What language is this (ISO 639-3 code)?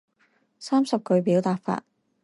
zho